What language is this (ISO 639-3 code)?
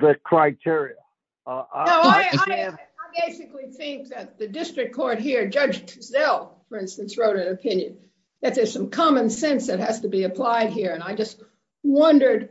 eng